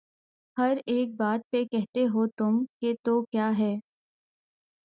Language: Urdu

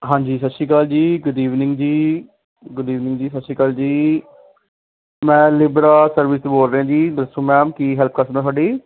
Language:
Punjabi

